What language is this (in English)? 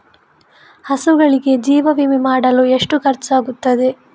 Kannada